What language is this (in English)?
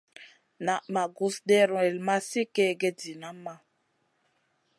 Masana